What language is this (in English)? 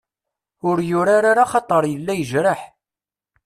Kabyle